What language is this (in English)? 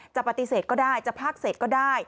Thai